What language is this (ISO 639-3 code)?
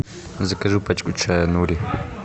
rus